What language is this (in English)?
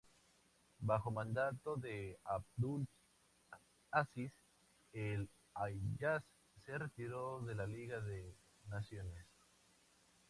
Spanish